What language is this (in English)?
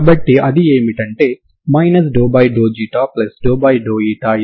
Telugu